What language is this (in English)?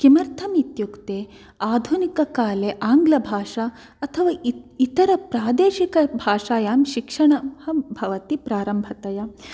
Sanskrit